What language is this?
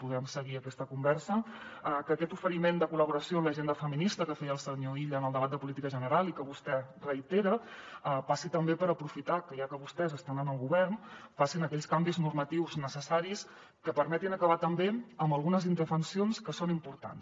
Catalan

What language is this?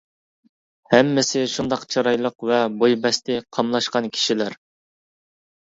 Uyghur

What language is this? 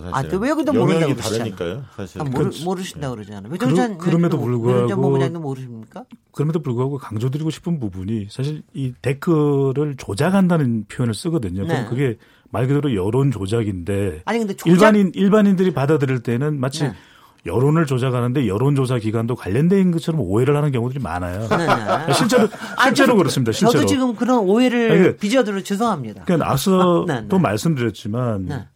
Korean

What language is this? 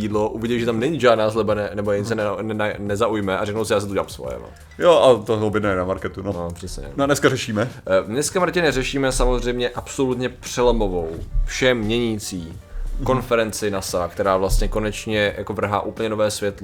Czech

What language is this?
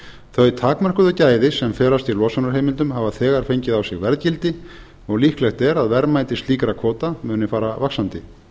Icelandic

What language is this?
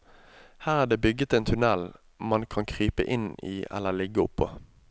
Norwegian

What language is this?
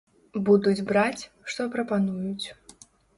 Belarusian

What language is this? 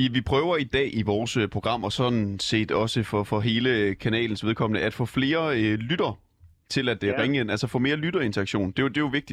Danish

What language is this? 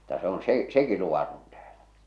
Finnish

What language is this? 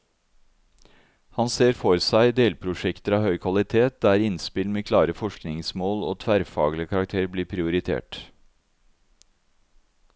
Norwegian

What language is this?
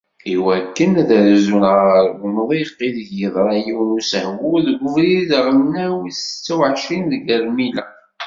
Kabyle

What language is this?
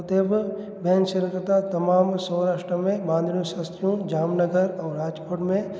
Sindhi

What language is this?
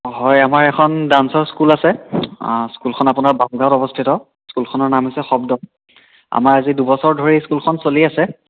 Assamese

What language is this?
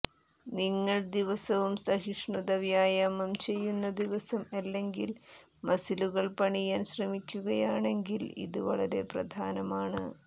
Malayalam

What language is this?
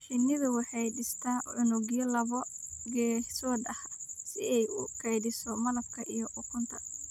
Somali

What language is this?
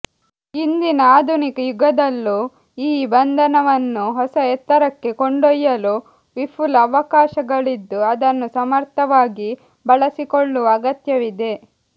Kannada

